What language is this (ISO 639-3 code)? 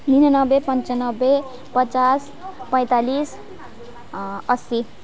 nep